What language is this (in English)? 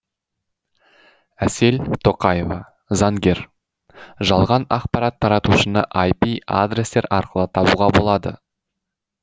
Kazakh